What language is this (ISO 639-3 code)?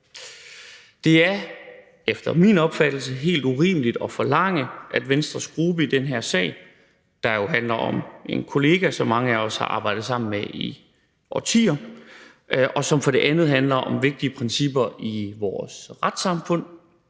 dan